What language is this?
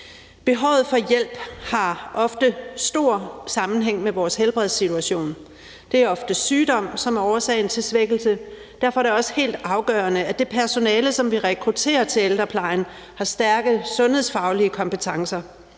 Danish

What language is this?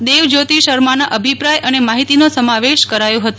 Gujarati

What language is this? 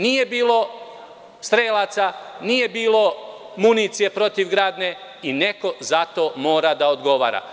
Serbian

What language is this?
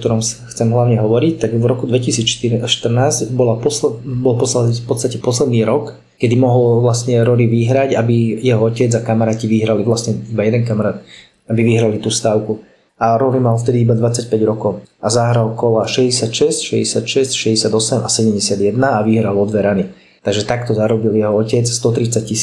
Slovak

